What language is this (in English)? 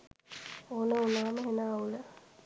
Sinhala